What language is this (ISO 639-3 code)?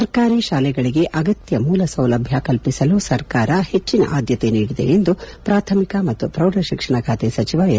kan